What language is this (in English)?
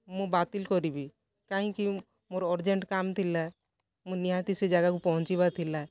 Odia